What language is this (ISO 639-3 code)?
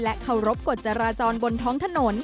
tha